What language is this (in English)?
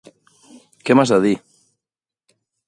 Catalan